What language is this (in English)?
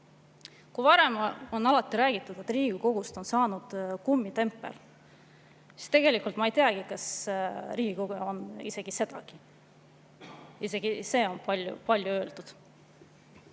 Estonian